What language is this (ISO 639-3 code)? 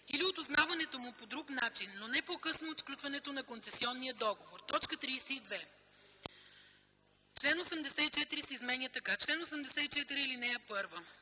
bul